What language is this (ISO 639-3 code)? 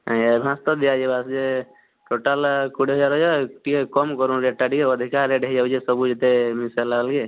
ori